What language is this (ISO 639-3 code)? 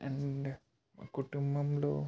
tel